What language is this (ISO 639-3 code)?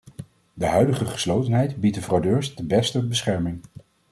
nld